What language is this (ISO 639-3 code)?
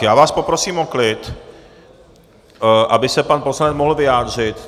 ces